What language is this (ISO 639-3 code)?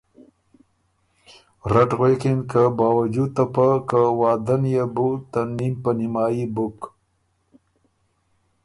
oru